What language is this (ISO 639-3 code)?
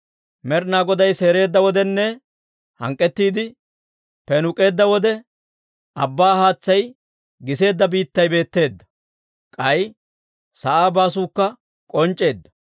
dwr